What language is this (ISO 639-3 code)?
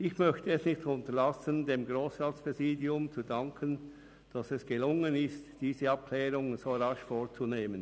gsw